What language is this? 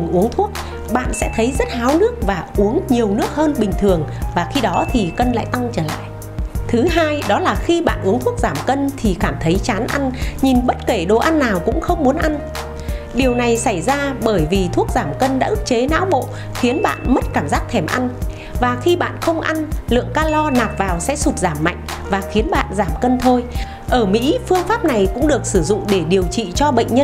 Vietnamese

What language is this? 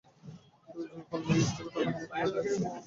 Bangla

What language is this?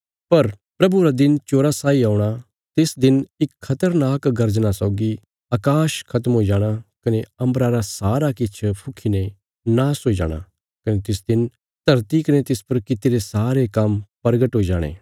Bilaspuri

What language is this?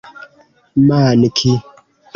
Esperanto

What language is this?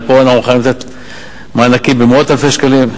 Hebrew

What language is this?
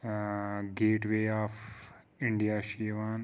Kashmiri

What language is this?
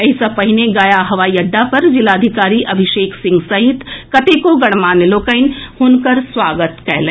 Maithili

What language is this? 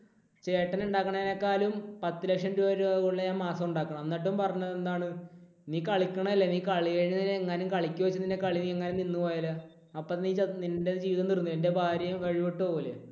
Malayalam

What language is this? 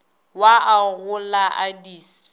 Northern Sotho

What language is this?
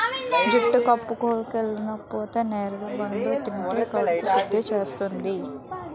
Telugu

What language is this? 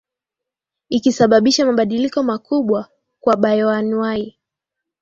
Swahili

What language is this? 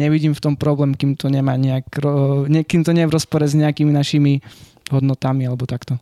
Slovak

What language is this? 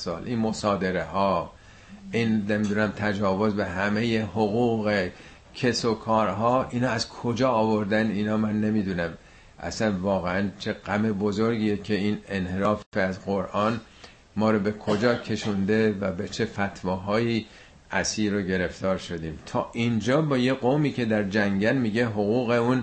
Persian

